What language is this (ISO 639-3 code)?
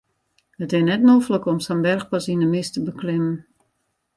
fry